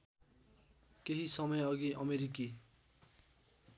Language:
Nepali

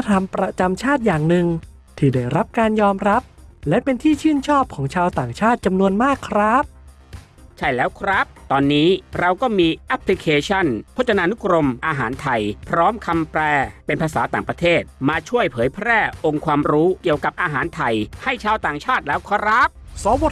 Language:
Thai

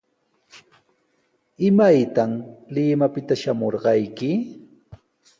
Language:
Sihuas Ancash Quechua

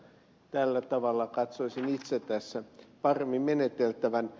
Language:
Finnish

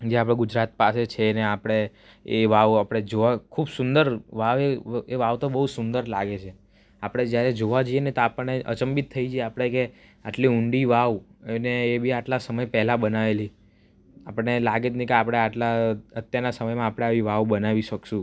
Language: Gujarati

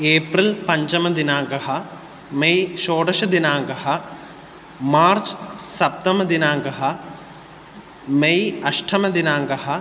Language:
Sanskrit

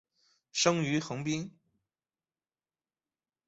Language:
Chinese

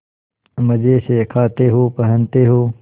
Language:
Hindi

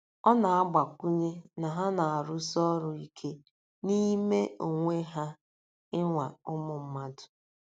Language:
Igbo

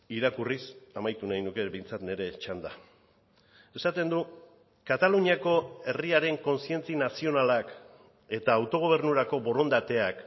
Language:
Basque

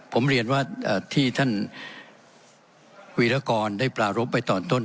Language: Thai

